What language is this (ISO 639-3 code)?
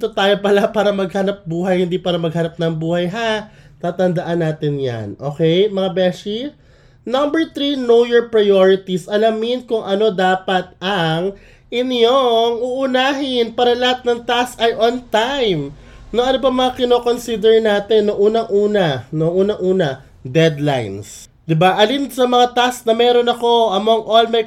fil